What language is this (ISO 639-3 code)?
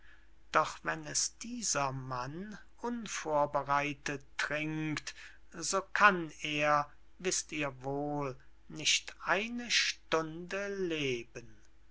deu